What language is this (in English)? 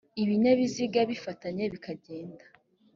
Kinyarwanda